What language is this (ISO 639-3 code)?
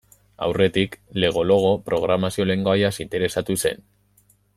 eus